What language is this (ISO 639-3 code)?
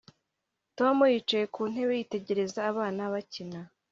kin